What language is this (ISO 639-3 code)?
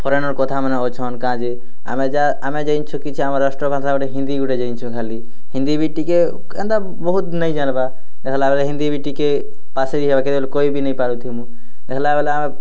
ori